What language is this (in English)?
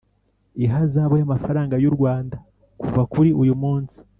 Kinyarwanda